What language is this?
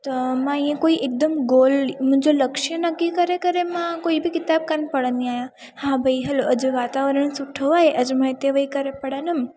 Sindhi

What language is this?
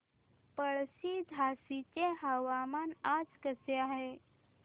Marathi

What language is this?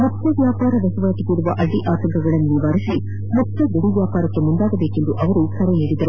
Kannada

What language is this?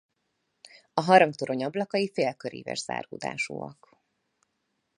Hungarian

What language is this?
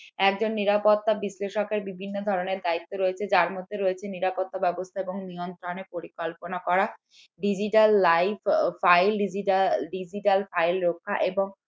Bangla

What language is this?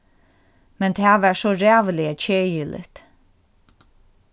Faroese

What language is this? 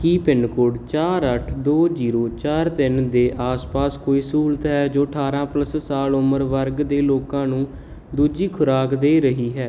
Punjabi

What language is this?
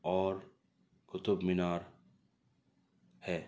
Urdu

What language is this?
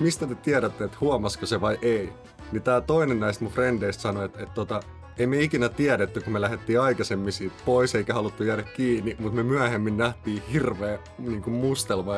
Finnish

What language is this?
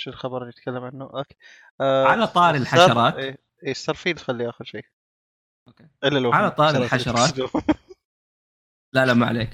Arabic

